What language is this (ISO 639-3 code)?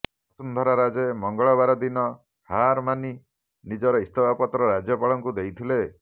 ori